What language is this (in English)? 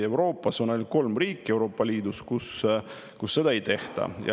Estonian